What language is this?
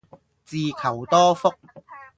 Cantonese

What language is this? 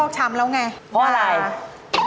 Thai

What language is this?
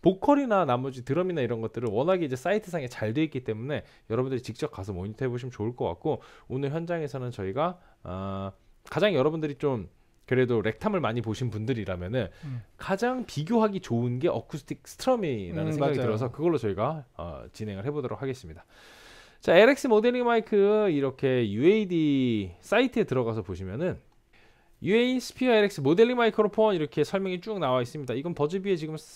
Korean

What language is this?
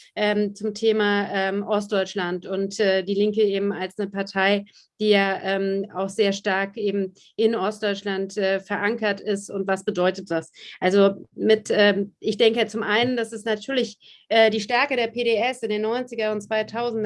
German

